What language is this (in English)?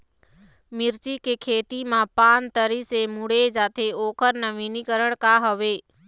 Chhattisgarhi